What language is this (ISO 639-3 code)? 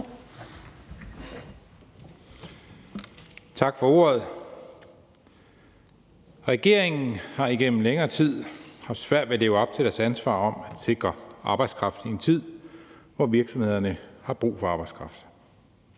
dan